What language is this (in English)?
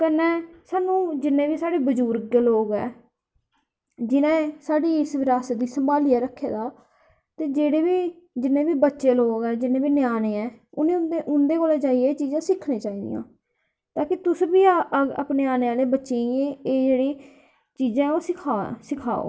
Dogri